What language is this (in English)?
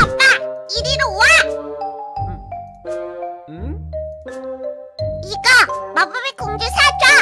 Korean